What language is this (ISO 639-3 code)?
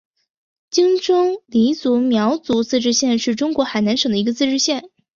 zho